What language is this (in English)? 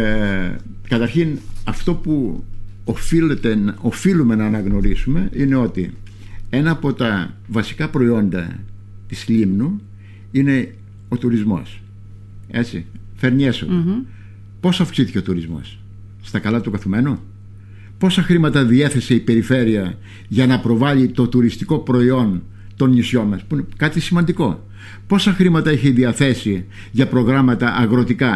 Greek